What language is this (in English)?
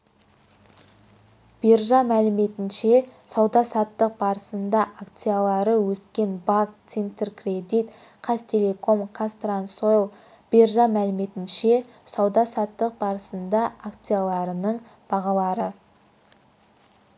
Kazakh